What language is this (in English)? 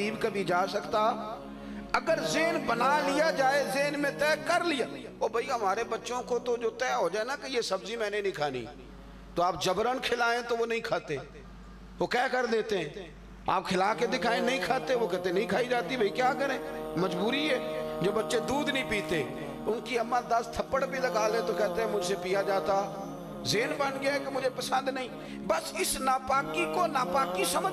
Hindi